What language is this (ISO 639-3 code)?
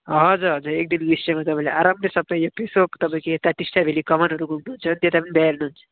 nep